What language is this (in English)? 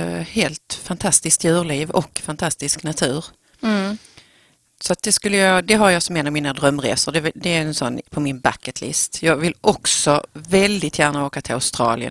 Swedish